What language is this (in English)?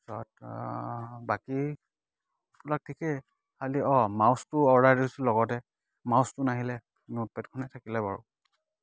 Assamese